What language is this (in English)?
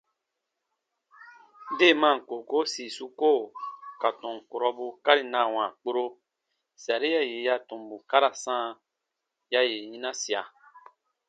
Baatonum